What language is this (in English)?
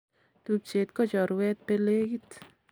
Kalenjin